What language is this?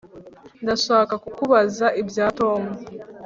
Kinyarwanda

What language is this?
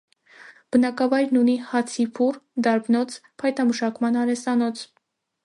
Armenian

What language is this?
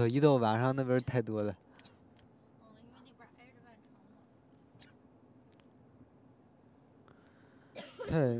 Chinese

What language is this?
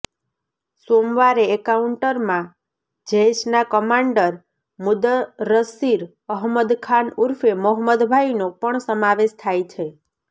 Gujarati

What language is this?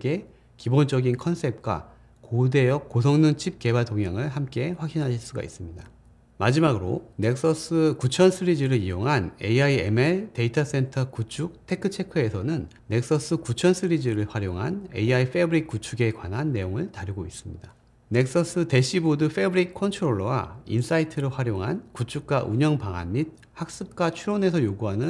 Korean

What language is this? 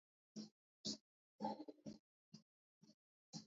Georgian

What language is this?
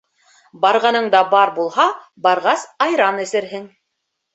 Bashkir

